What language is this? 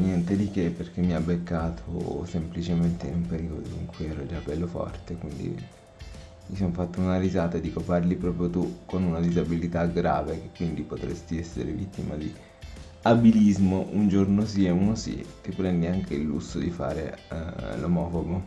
Italian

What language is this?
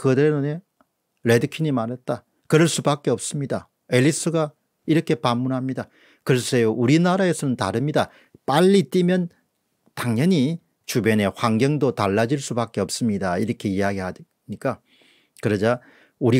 Korean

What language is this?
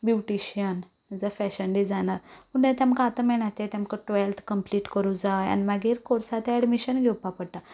Konkani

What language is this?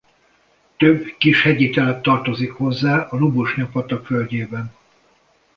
Hungarian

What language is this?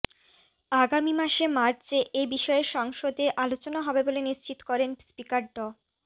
Bangla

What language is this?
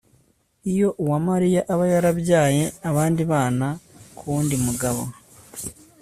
Kinyarwanda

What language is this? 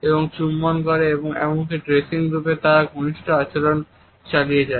Bangla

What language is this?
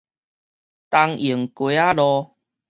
Min Nan Chinese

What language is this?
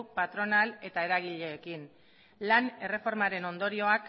Basque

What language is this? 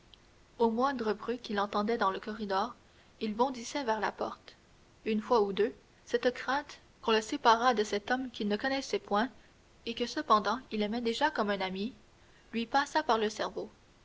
French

